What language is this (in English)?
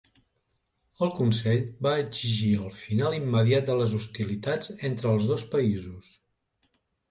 Catalan